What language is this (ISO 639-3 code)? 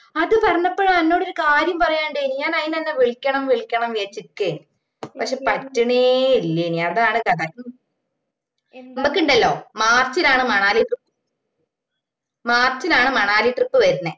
mal